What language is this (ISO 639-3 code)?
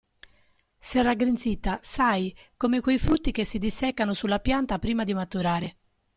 ita